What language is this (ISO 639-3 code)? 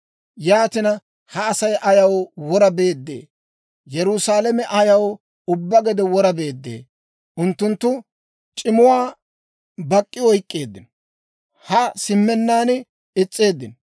dwr